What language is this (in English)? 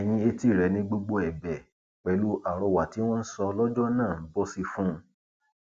Yoruba